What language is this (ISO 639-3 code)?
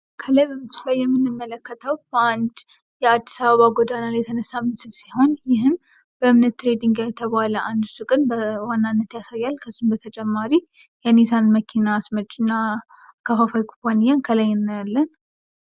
amh